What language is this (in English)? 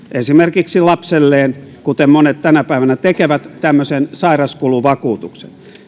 Finnish